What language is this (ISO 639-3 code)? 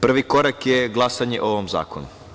srp